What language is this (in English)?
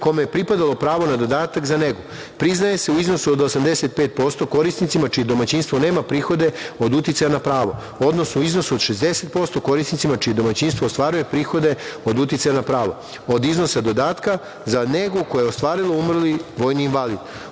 Serbian